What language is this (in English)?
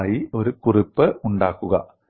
Malayalam